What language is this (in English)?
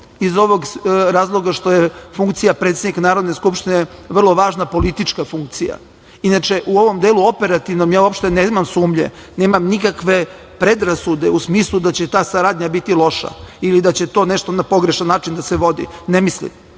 Serbian